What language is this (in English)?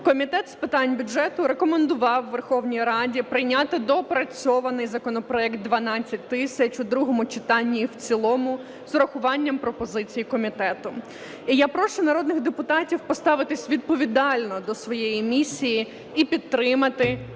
Ukrainian